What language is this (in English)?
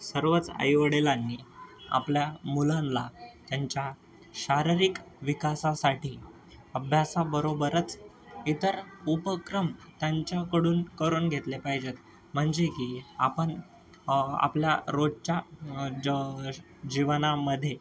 Marathi